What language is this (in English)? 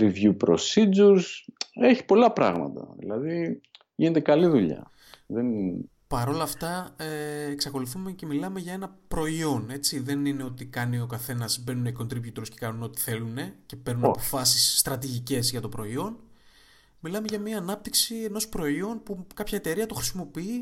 Greek